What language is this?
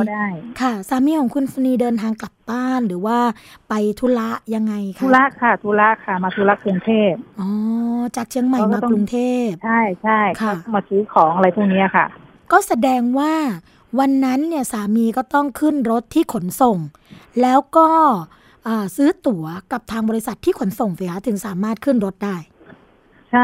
Thai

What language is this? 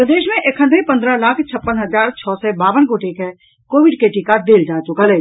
Maithili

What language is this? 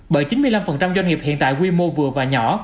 Vietnamese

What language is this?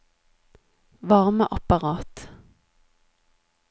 Norwegian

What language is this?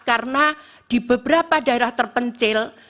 Indonesian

